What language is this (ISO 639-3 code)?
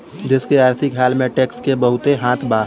bho